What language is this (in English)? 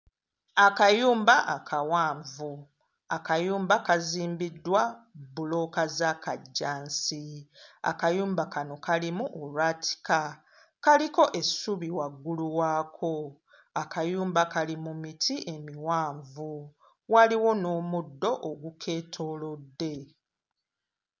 Ganda